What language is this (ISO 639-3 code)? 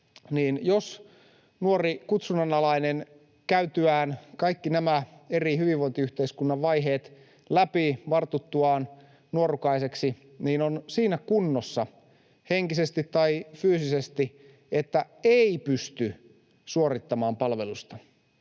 fin